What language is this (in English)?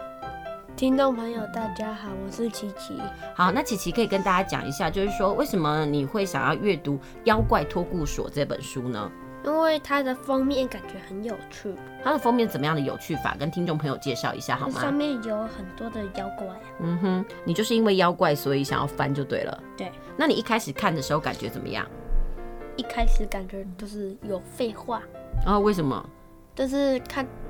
Chinese